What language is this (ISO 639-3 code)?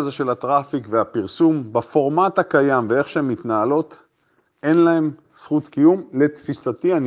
heb